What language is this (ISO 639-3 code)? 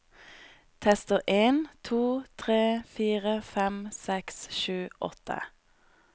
nor